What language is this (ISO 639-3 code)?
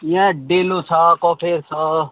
nep